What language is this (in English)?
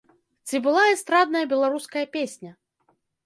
Belarusian